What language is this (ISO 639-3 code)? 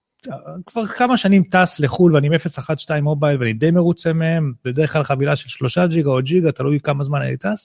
heb